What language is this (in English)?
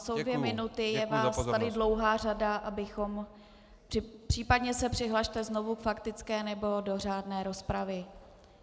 Czech